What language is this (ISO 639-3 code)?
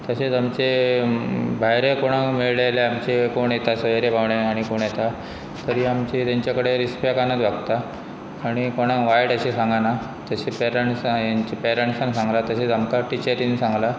kok